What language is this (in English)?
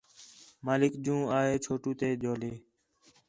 Khetrani